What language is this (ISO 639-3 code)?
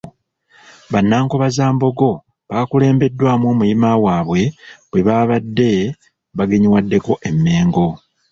lug